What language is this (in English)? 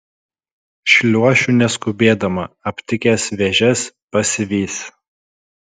Lithuanian